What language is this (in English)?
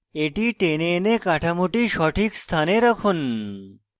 Bangla